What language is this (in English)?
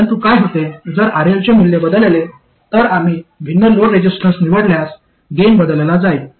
Marathi